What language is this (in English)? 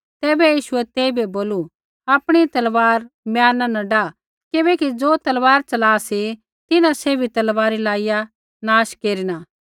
Kullu Pahari